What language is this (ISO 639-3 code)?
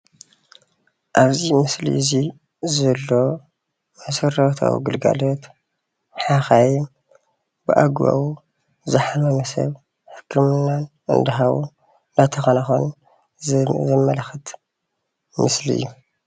tir